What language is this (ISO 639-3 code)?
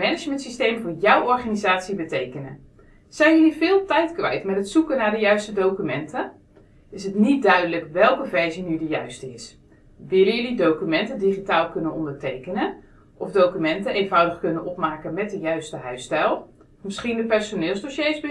nld